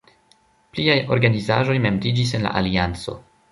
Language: Esperanto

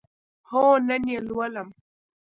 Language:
Pashto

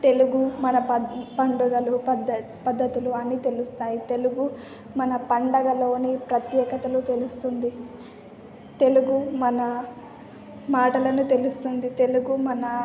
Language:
Telugu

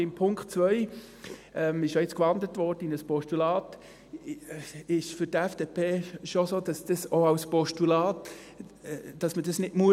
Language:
Swiss German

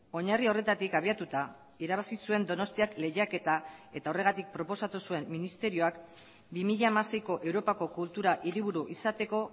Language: Basque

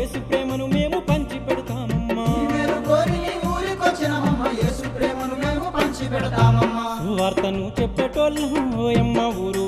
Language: Telugu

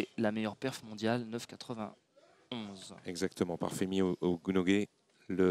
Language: French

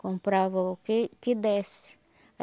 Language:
Portuguese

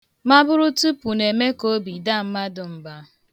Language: Igbo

